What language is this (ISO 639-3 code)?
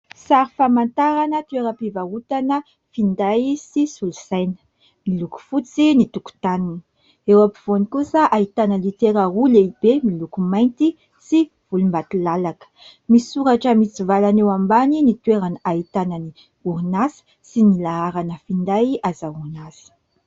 mlg